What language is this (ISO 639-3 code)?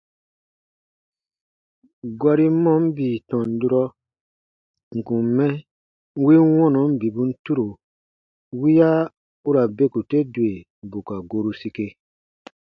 bba